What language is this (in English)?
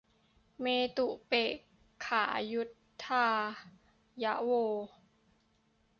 Thai